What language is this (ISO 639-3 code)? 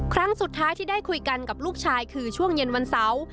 tha